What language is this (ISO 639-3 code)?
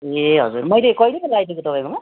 nep